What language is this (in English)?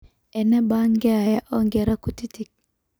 Masai